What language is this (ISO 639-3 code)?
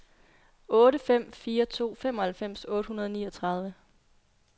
dan